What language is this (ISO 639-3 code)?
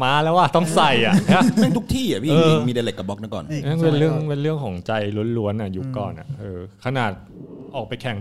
tha